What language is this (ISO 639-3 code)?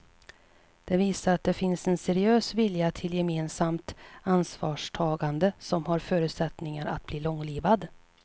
swe